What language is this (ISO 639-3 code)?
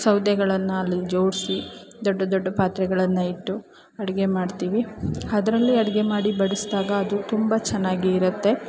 kan